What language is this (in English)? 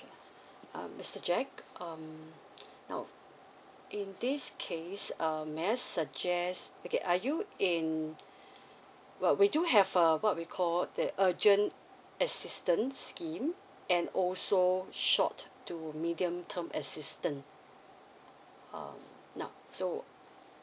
English